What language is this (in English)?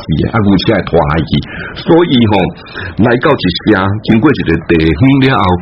Chinese